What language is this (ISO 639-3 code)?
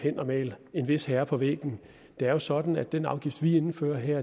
dan